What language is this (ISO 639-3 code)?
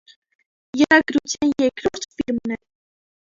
hye